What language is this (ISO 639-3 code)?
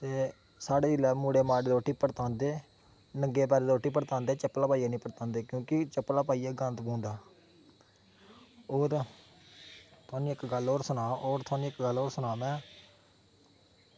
doi